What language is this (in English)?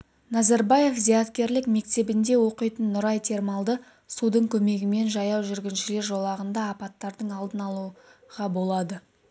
Kazakh